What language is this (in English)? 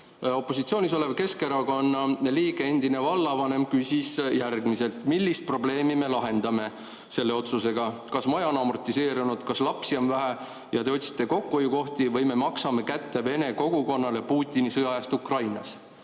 Estonian